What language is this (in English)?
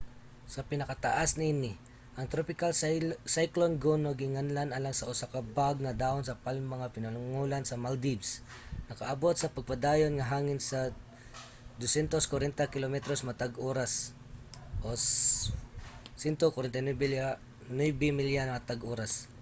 Cebuano